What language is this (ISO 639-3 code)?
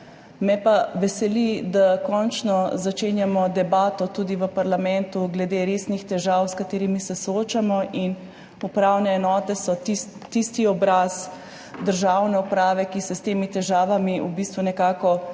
slv